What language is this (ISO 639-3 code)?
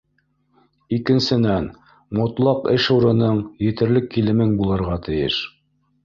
bak